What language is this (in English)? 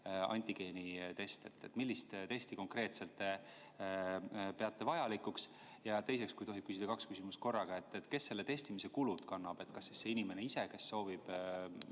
Estonian